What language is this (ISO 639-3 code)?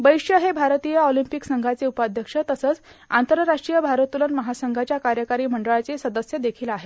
mar